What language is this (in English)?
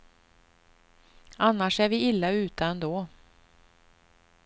Swedish